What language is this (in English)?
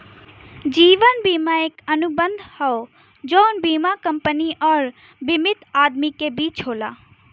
Bhojpuri